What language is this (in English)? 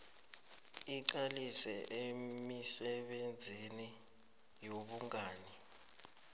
South Ndebele